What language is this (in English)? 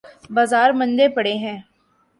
Urdu